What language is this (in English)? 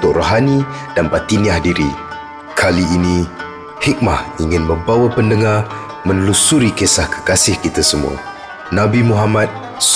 Malay